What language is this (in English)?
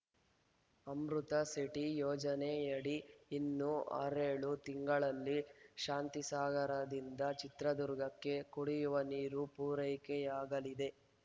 Kannada